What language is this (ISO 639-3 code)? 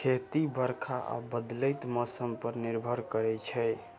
mai